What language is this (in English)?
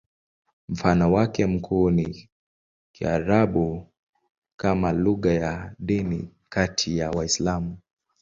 Swahili